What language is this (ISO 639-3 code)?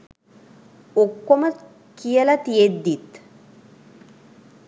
sin